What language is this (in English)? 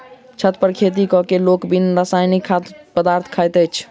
Maithili